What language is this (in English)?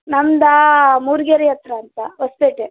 Kannada